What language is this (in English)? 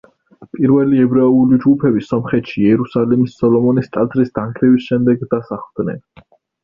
Georgian